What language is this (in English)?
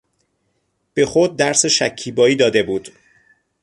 Persian